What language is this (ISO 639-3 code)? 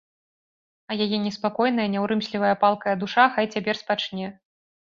bel